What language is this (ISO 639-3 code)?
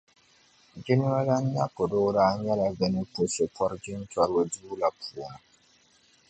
dag